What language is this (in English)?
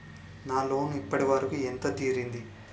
Telugu